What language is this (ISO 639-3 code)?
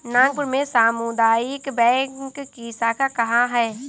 hin